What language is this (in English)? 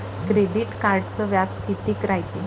Marathi